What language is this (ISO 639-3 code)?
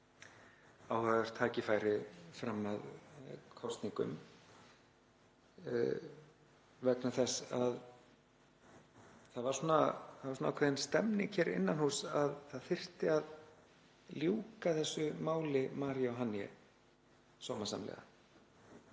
isl